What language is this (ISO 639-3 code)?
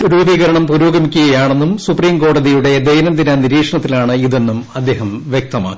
mal